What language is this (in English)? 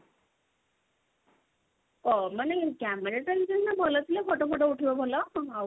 Odia